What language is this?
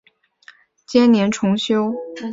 Chinese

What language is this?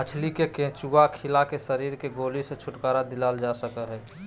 Magahi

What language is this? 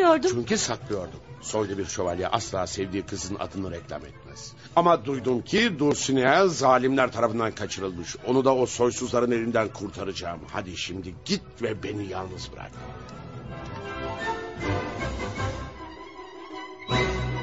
Turkish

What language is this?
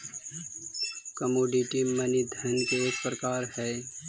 Magahi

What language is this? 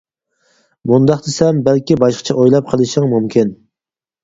Uyghur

